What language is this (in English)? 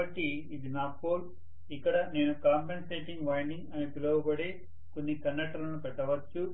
Telugu